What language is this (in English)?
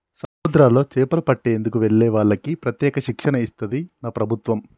Telugu